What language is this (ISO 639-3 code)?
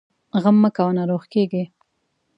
pus